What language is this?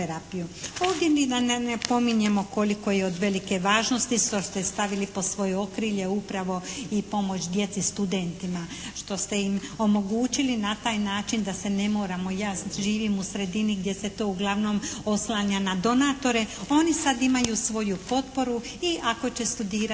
Croatian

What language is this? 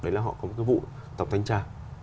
Vietnamese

